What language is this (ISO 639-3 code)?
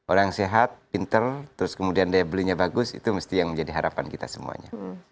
ind